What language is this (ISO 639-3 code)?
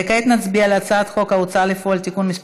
heb